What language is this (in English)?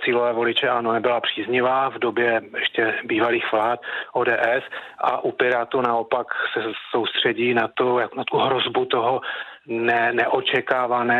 Czech